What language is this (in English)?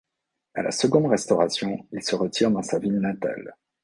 French